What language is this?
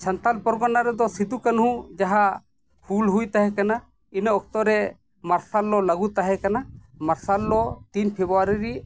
Santali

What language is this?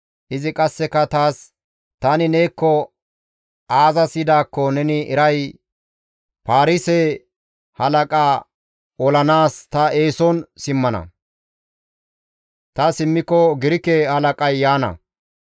Gamo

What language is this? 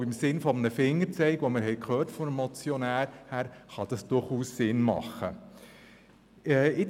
Swiss German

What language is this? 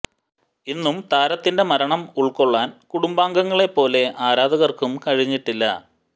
Malayalam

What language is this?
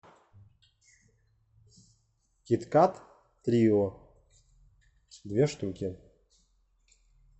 Russian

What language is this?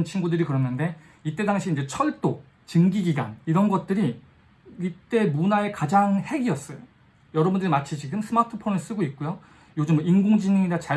Korean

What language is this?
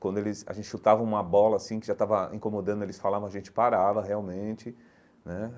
Portuguese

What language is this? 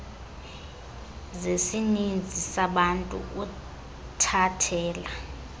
Xhosa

